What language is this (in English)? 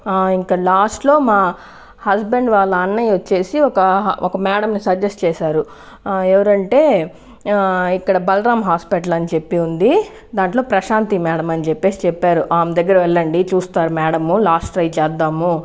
Telugu